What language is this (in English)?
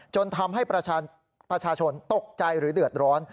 Thai